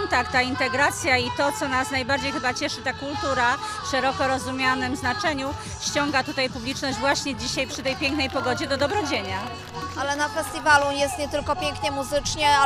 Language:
Polish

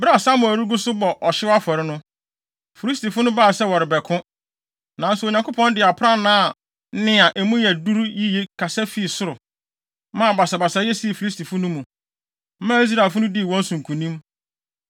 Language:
Akan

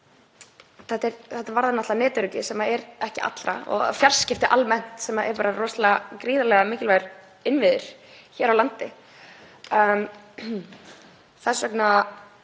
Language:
Icelandic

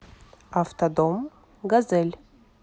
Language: Russian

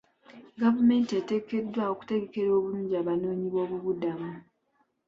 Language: Ganda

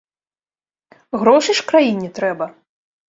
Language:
Belarusian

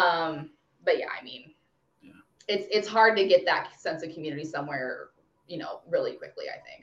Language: English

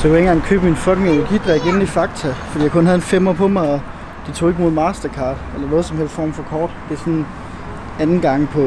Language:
Danish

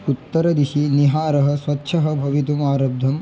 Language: Sanskrit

